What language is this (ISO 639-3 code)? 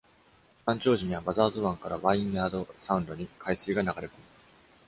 jpn